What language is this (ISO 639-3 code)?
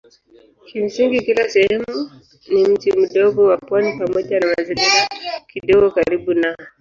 swa